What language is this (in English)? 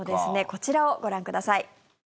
Japanese